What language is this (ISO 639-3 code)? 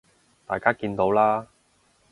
yue